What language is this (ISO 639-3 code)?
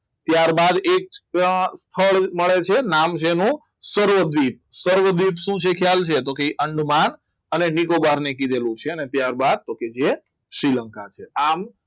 guj